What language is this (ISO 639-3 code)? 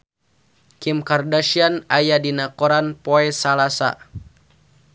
sun